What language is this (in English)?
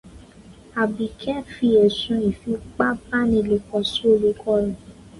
Yoruba